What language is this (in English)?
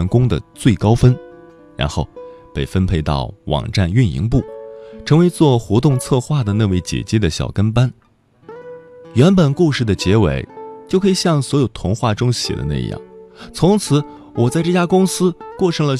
Chinese